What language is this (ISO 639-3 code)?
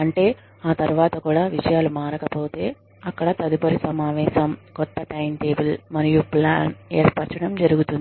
tel